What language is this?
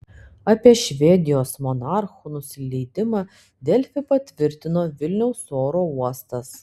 Lithuanian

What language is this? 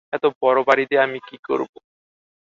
Bangla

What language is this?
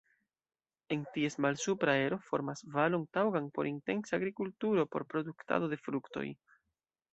Esperanto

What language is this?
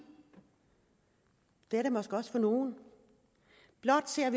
Danish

